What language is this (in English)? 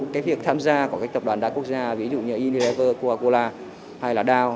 Vietnamese